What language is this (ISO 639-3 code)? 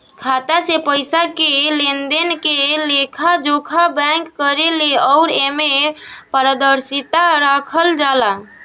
bho